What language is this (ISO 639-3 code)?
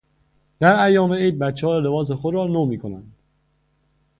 fas